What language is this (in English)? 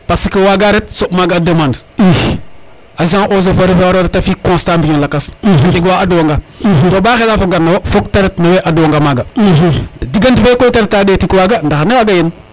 Serer